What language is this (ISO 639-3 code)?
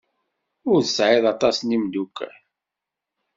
kab